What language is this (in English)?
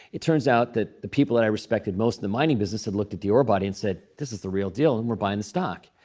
English